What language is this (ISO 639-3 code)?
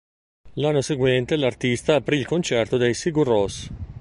ita